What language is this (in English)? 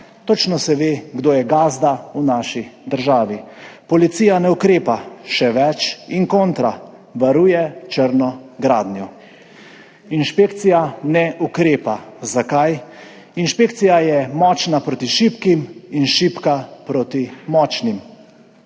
Slovenian